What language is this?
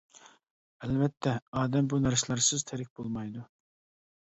Uyghur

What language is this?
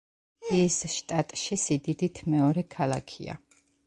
Georgian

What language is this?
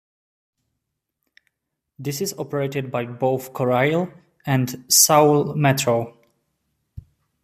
English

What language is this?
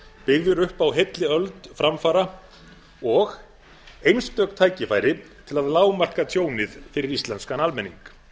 Icelandic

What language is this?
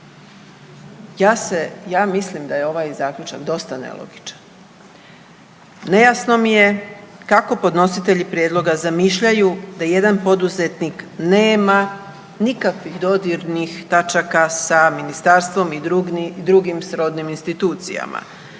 Croatian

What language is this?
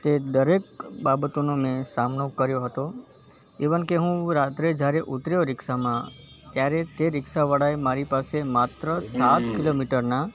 Gujarati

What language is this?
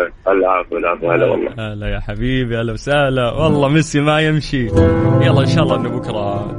Arabic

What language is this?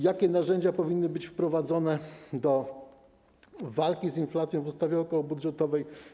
Polish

